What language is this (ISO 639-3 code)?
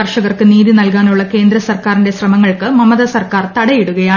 mal